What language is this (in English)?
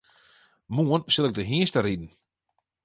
Western Frisian